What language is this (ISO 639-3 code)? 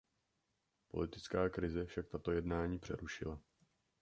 ces